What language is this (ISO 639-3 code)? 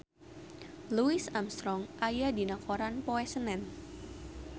sun